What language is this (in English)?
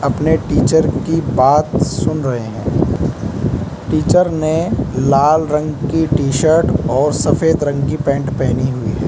Hindi